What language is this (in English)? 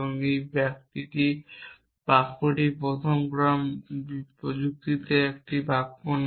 Bangla